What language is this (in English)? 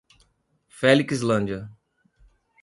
Portuguese